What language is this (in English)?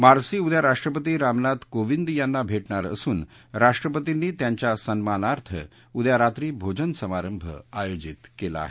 Marathi